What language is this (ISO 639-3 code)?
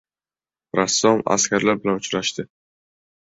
uzb